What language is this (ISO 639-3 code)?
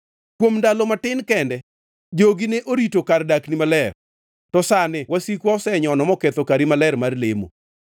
luo